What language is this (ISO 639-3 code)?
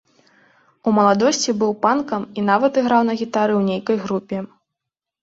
bel